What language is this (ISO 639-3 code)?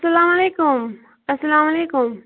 kas